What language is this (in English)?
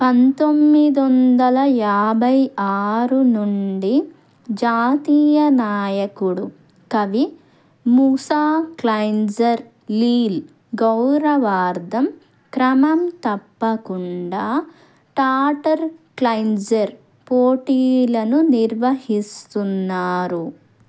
Telugu